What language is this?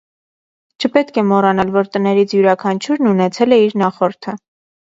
Armenian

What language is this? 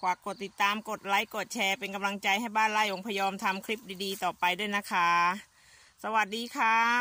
Thai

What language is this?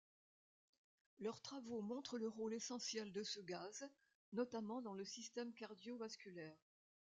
French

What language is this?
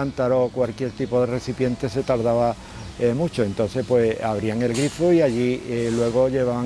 Spanish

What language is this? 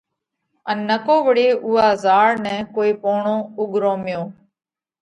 Parkari Koli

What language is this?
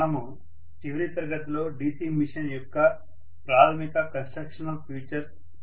Telugu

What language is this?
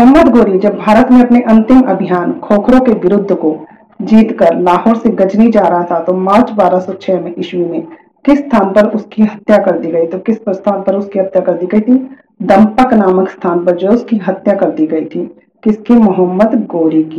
Hindi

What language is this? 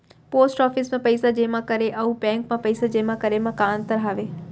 Chhattisgarhi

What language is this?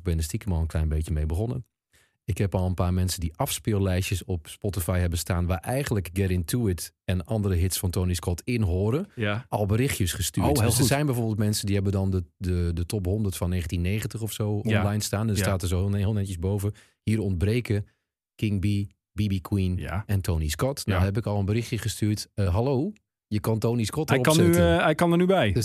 Dutch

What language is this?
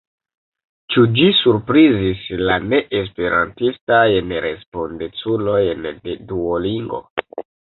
Esperanto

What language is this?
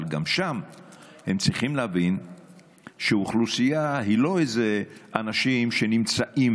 Hebrew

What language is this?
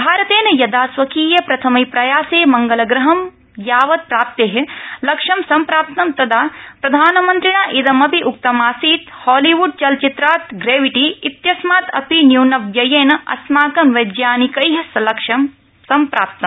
Sanskrit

